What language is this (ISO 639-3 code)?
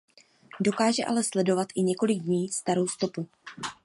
ces